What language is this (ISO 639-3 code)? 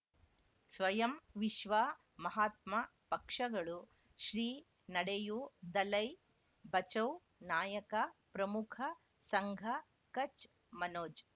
kan